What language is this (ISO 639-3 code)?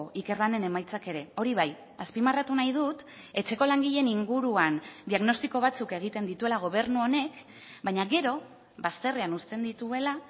eus